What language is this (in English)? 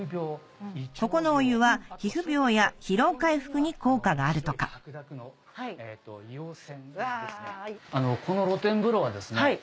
Japanese